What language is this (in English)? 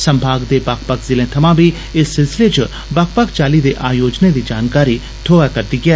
Dogri